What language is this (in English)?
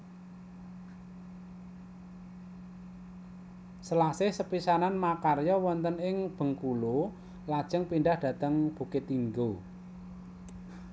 Javanese